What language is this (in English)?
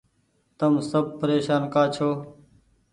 Goaria